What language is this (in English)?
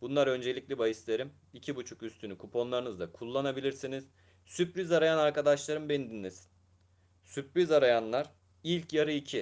Turkish